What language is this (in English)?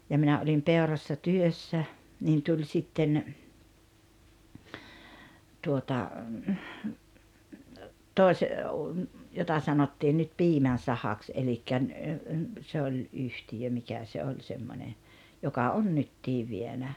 Finnish